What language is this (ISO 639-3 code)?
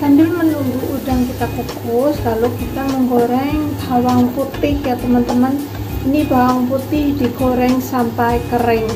ind